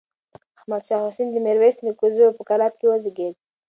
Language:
Pashto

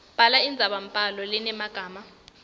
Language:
Swati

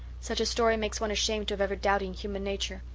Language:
English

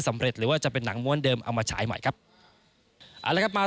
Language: Thai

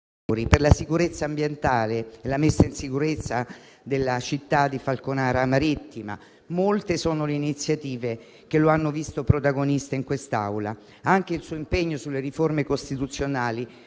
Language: Italian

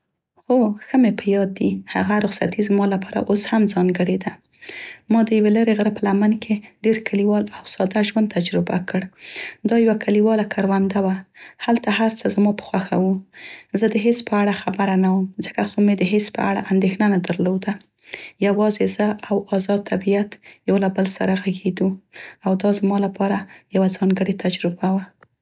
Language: Central Pashto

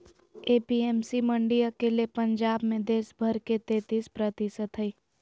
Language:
Magahi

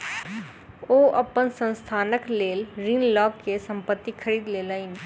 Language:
Maithili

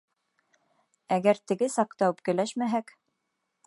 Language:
Bashkir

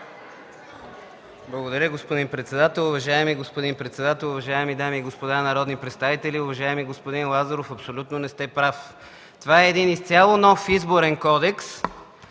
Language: Bulgarian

